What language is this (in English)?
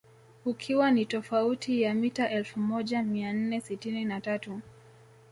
Swahili